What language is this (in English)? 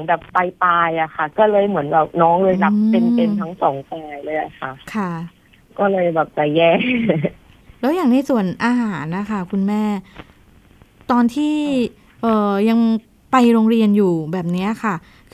Thai